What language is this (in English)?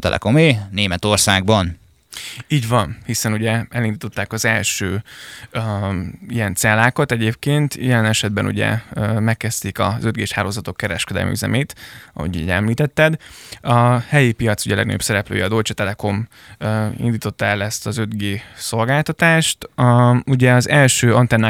Hungarian